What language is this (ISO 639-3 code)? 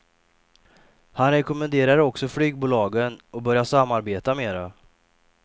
swe